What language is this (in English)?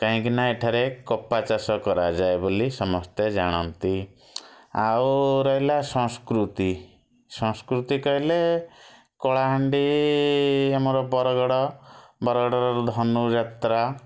Odia